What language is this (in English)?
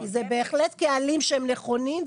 Hebrew